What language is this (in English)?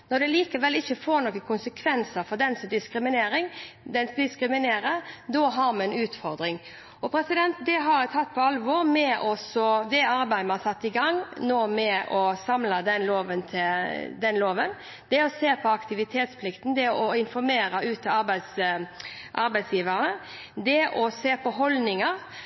Norwegian Bokmål